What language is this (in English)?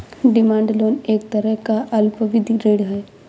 Hindi